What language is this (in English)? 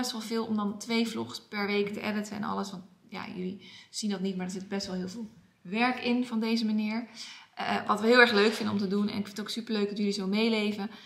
Dutch